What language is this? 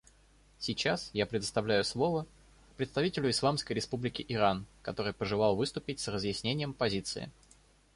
Russian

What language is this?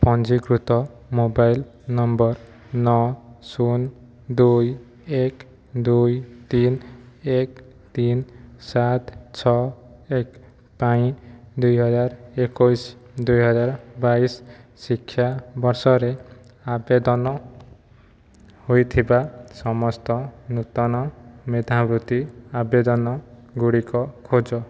Odia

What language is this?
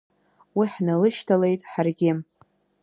Abkhazian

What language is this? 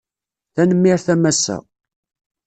Kabyle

